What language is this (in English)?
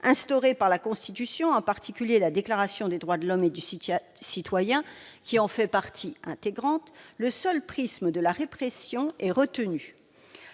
French